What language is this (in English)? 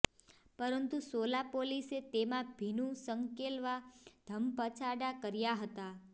Gujarati